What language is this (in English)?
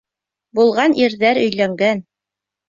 Bashkir